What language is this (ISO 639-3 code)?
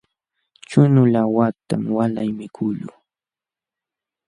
qxw